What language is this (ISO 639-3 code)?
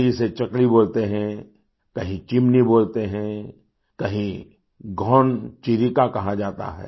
hin